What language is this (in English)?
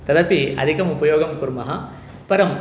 Sanskrit